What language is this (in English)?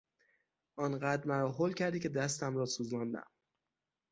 Persian